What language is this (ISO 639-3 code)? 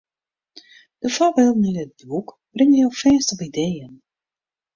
fry